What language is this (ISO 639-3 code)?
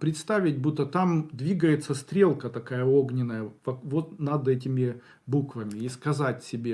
rus